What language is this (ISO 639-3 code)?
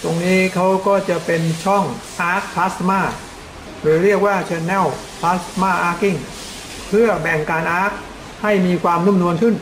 tha